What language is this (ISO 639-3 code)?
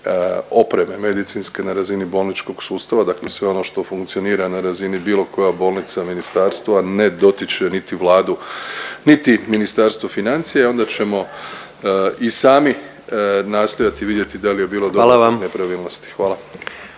hrv